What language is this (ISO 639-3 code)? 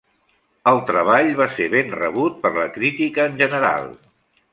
cat